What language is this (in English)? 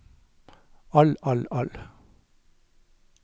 Norwegian